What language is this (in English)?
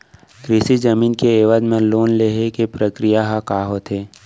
Chhattisgarhi